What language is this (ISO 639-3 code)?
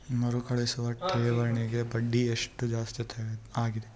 kan